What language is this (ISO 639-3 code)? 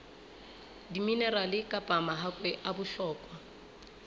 sot